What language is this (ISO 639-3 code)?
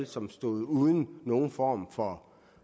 dan